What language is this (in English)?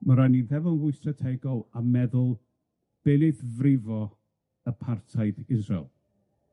Welsh